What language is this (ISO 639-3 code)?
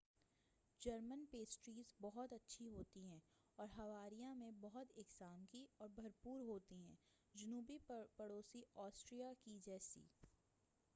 urd